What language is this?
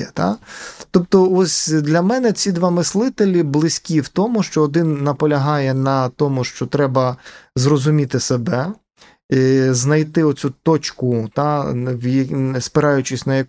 Ukrainian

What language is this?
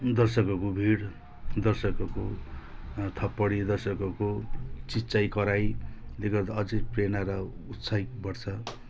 Nepali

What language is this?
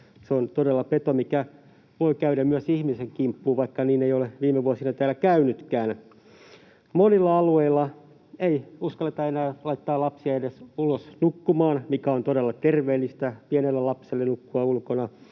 Finnish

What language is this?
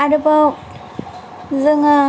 Bodo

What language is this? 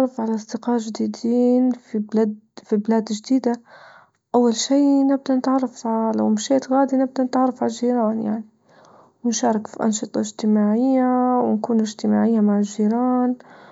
Libyan Arabic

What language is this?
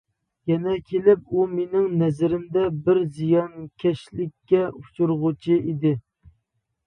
Uyghur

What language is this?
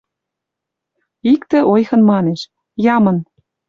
Western Mari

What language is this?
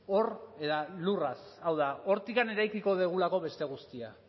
Basque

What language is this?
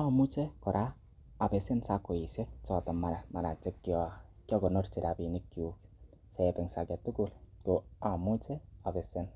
Kalenjin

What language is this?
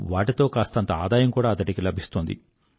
Telugu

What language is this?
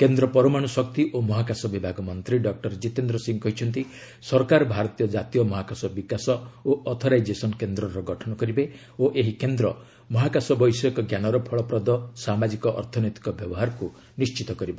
Odia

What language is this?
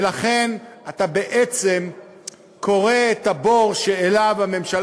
Hebrew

